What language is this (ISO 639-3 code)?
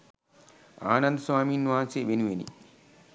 sin